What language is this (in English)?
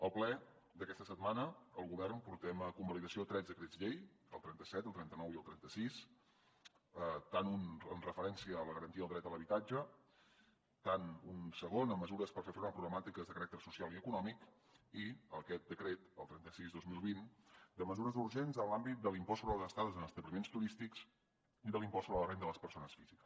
Catalan